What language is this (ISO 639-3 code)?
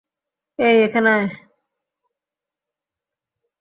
ben